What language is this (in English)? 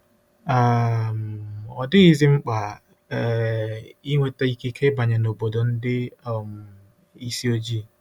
Igbo